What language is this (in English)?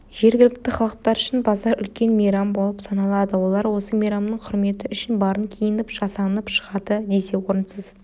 Kazakh